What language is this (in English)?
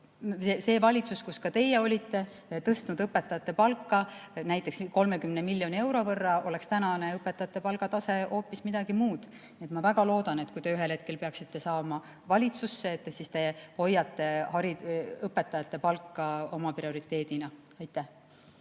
Estonian